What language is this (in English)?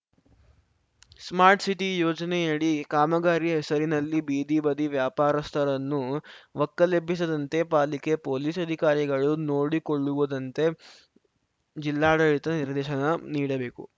Kannada